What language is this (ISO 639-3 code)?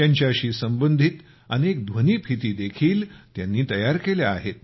mar